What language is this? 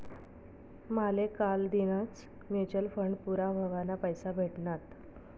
Marathi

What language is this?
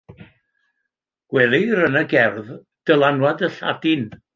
Welsh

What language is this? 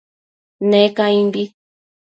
Matsés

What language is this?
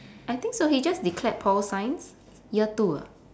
English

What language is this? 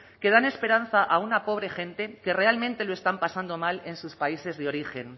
Spanish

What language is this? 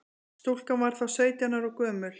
Icelandic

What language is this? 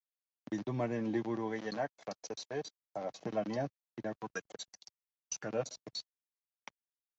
Basque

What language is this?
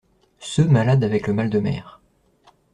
French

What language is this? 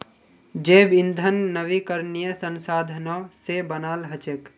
Magahi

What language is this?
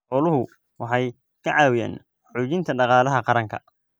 Somali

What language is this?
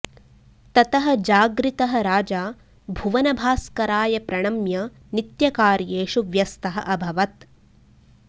Sanskrit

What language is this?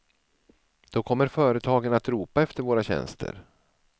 Swedish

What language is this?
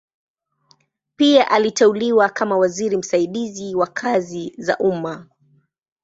Swahili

